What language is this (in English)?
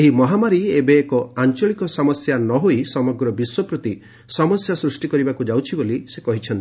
Odia